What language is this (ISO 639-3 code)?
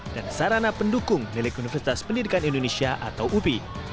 ind